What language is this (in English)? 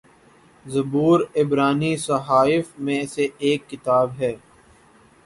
Urdu